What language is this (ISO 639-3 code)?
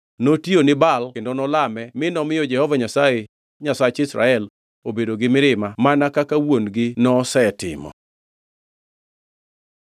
luo